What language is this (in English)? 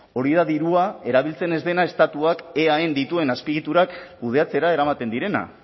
Basque